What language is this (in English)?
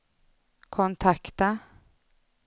Swedish